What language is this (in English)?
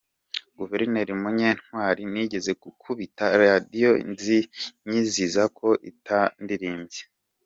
Kinyarwanda